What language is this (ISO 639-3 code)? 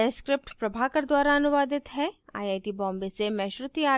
hin